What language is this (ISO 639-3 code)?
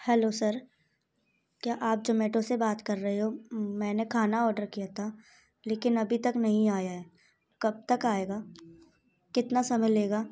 hin